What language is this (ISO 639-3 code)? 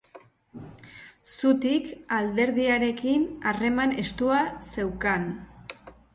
eus